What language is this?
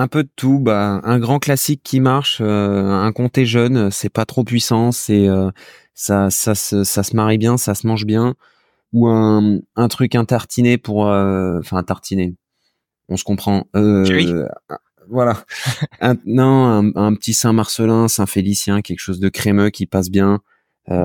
French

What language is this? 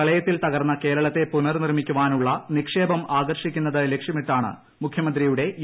Malayalam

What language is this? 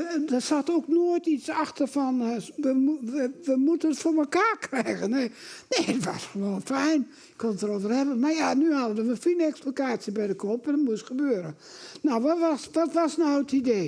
Dutch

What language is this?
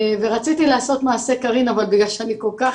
Hebrew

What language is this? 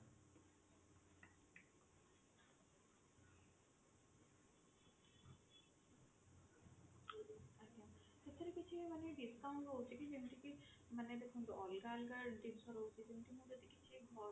Odia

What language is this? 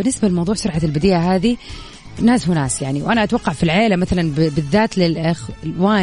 Arabic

